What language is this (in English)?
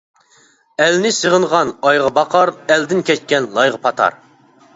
Uyghur